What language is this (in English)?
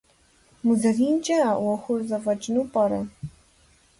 Kabardian